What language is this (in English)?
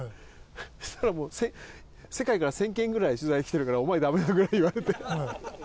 Japanese